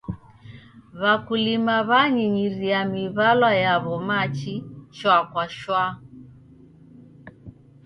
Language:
Taita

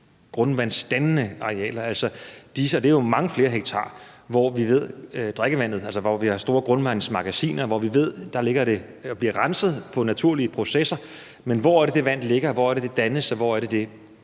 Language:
Danish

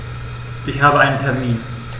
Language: German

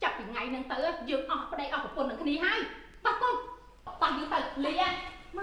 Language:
Vietnamese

